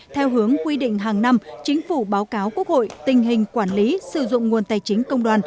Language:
Vietnamese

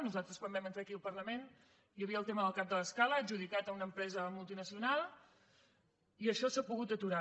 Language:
Catalan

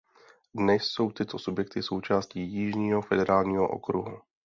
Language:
Czech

